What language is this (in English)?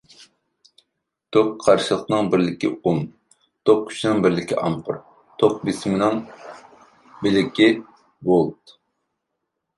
Uyghur